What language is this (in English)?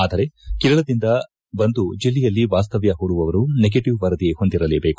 Kannada